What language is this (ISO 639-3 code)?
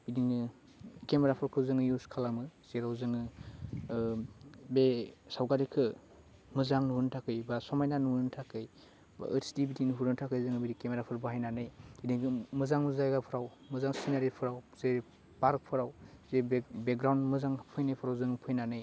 brx